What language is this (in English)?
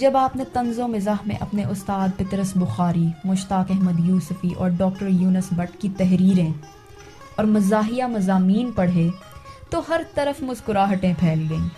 Urdu